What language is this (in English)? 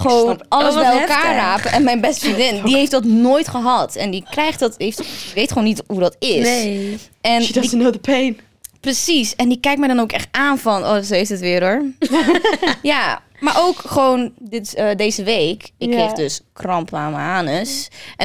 Dutch